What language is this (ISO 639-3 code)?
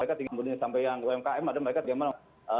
ind